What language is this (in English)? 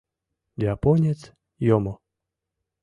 Mari